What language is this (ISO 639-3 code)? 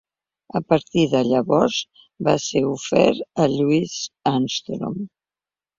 cat